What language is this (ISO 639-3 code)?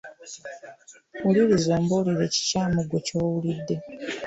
lug